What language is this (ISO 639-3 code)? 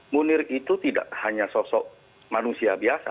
ind